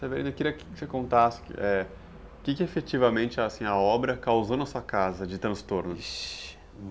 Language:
Portuguese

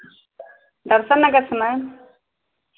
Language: Hindi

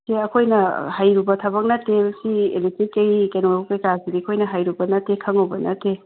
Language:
Manipuri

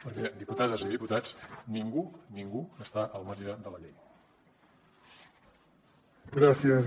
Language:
Catalan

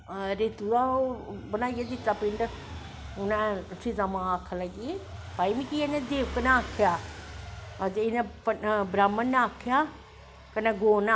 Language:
Dogri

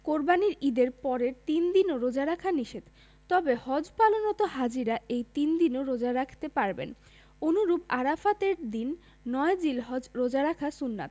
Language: Bangla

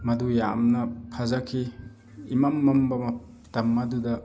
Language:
Manipuri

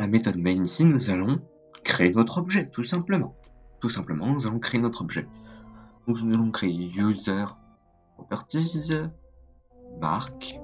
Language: French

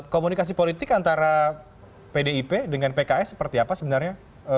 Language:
Indonesian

